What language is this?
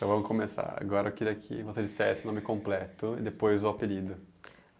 Portuguese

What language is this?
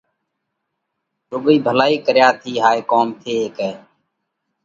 Parkari Koli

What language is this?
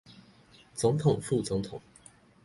Chinese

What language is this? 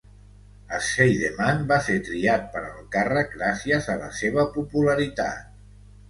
Catalan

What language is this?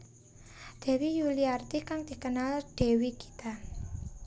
Javanese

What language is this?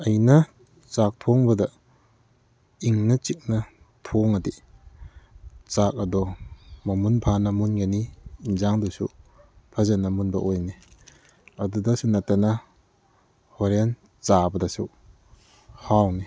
Manipuri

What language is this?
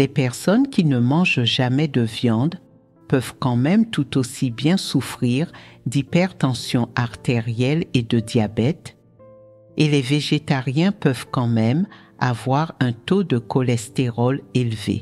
French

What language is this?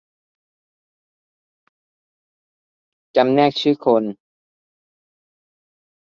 Thai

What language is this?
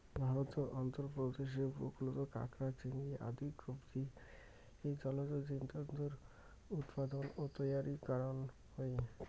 Bangla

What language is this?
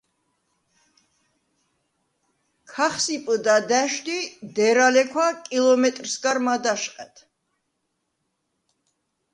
Svan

